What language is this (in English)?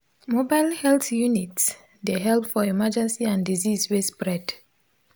Nigerian Pidgin